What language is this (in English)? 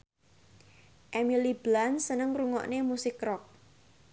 Javanese